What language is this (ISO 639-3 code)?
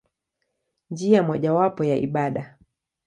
swa